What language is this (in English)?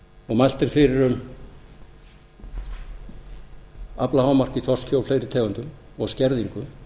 Icelandic